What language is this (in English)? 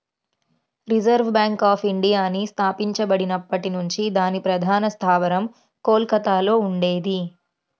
Telugu